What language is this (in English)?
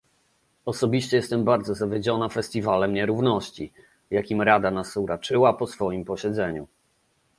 Polish